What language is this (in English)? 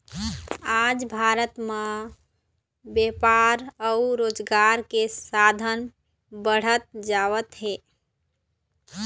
Chhattisgarhi